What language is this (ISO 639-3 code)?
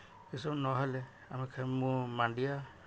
ori